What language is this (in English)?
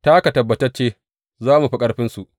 Hausa